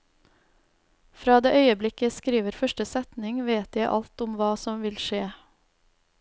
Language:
Norwegian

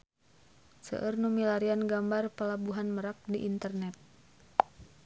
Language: Sundanese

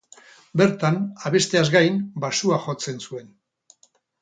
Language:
Basque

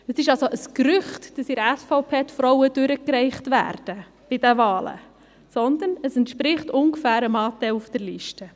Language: Swiss German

